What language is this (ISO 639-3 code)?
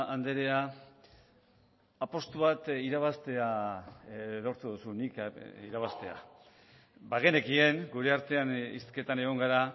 eus